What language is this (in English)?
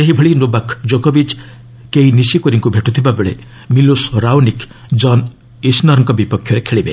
Odia